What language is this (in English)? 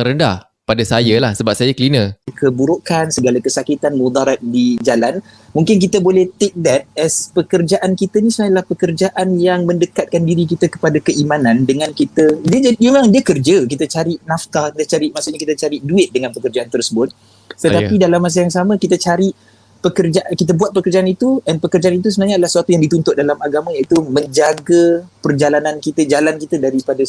Malay